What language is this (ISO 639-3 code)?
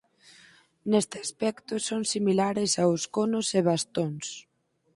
glg